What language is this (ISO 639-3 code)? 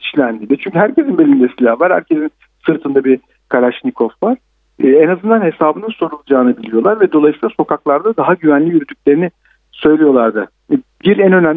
tur